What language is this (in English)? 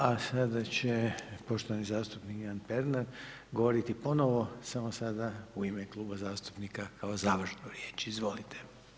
Croatian